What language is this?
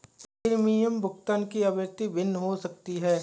Hindi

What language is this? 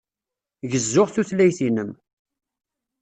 Kabyle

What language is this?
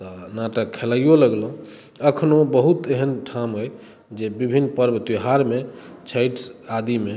Maithili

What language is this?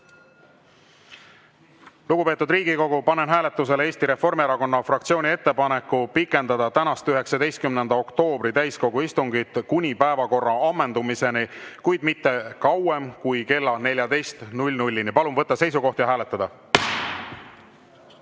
Estonian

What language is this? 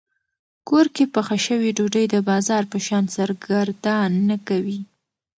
Pashto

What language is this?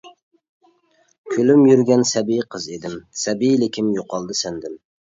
Uyghur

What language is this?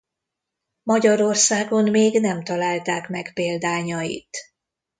Hungarian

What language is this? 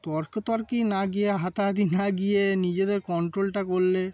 Bangla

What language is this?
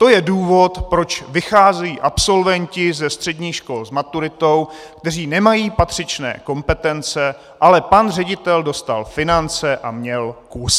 Czech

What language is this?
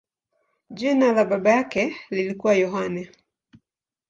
Swahili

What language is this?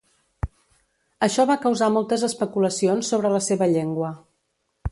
Catalan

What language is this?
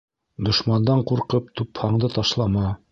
Bashkir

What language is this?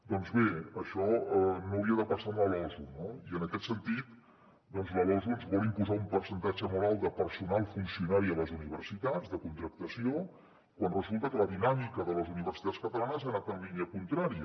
Catalan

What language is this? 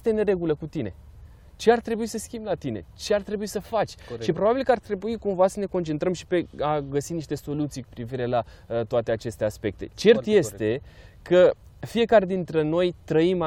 Romanian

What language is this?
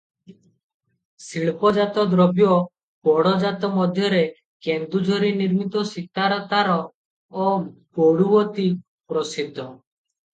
Odia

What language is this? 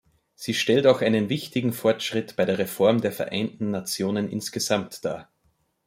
German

